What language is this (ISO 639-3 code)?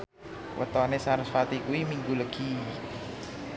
jav